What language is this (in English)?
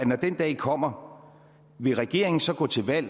Danish